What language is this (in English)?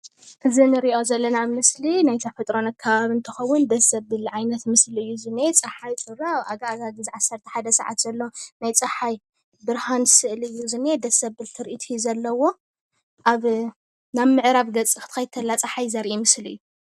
Tigrinya